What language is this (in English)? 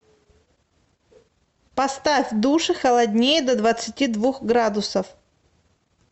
Russian